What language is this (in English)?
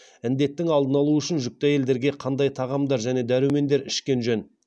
Kazakh